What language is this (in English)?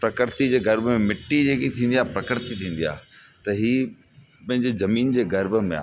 Sindhi